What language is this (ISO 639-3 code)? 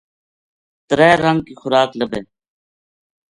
gju